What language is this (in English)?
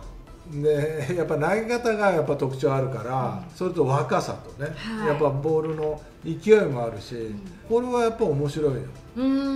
Japanese